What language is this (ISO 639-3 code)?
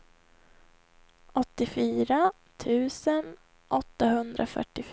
swe